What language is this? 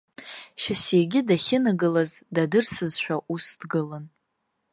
Abkhazian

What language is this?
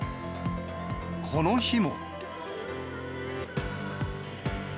Japanese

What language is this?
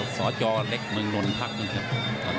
Thai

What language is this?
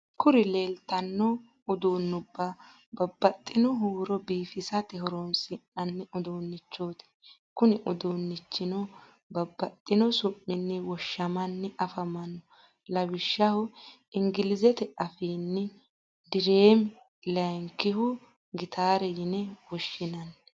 Sidamo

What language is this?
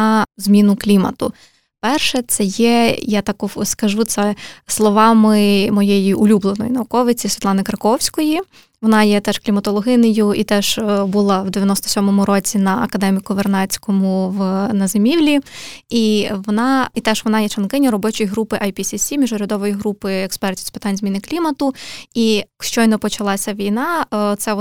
Ukrainian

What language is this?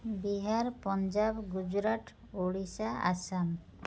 Odia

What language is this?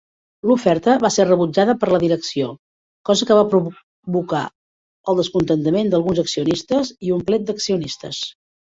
Catalan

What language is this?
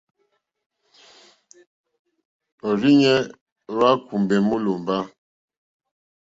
Mokpwe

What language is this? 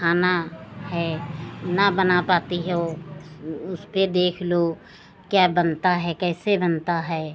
Hindi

